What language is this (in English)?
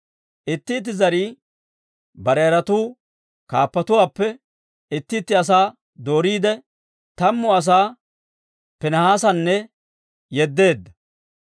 Dawro